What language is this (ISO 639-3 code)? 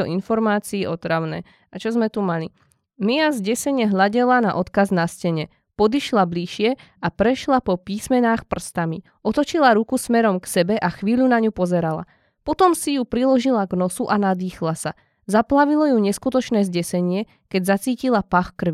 slk